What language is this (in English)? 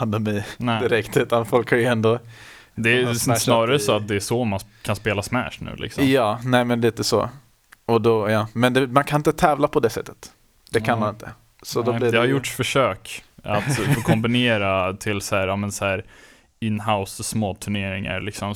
Swedish